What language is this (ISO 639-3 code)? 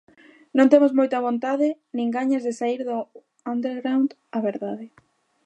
glg